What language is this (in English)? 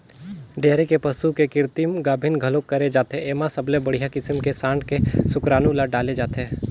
Chhattisgarhi